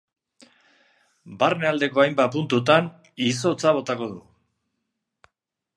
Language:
Basque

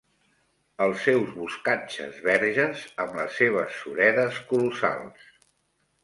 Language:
Catalan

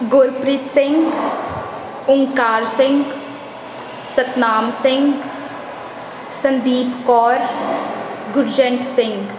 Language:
Punjabi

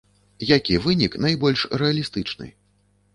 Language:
Belarusian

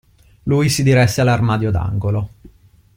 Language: Italian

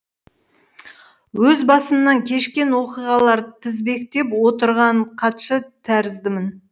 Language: Kazakh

